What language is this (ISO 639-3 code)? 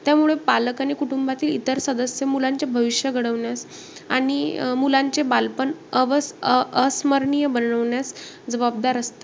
mar